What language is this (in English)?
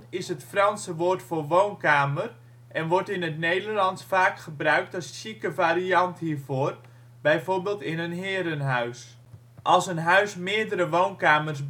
Dutch